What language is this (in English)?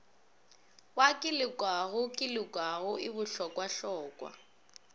Northern Sotho